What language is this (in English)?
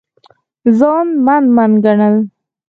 Pashto